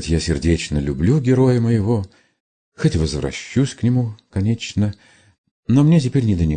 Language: Russian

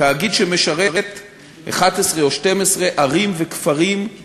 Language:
Hebrew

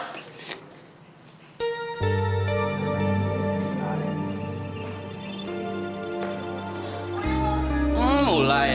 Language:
Indonesian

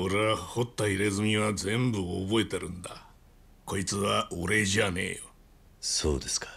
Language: Japanese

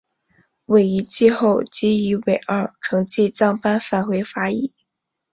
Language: Chinese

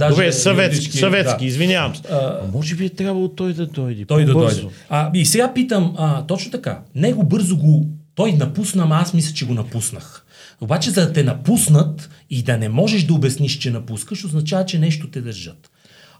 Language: Bulgarian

